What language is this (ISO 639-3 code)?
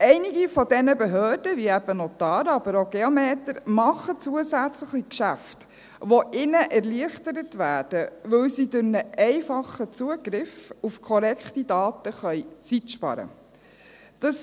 gsw